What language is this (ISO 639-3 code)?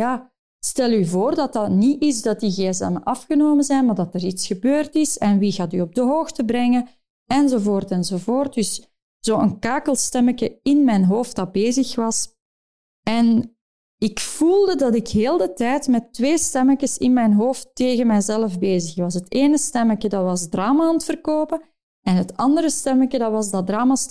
nld